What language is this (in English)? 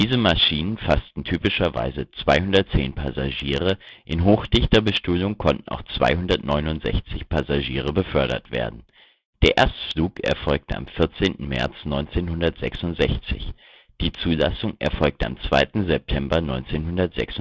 German